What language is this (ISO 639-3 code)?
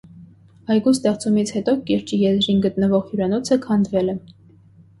hye